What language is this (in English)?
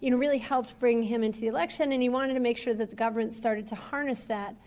English